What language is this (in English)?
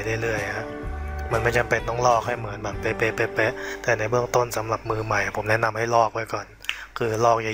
Thai